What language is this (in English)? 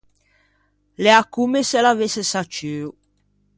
Ligurian